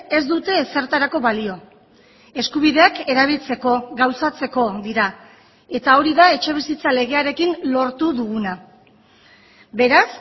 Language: Basque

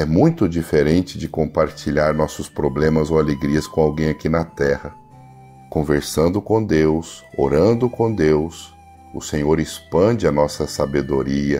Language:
Portuguese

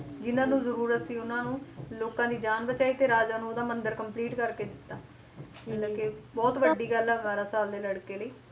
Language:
Punjabi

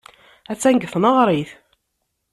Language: Kabyle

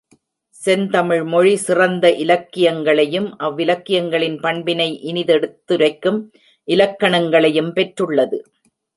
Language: Tamil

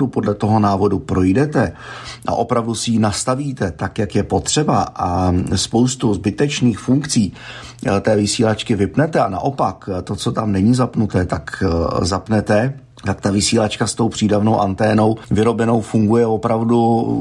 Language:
Czech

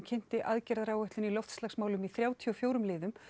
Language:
Icelandic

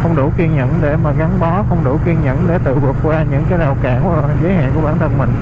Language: Vietnamese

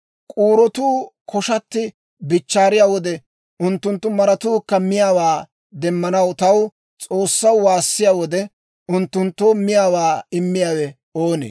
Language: Dawro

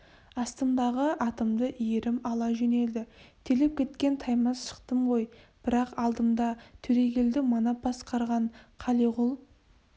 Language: Kazakh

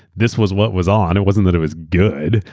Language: English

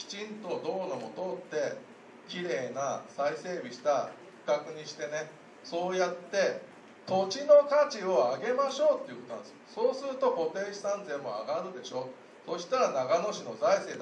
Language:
Japanese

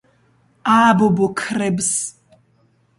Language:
Georgian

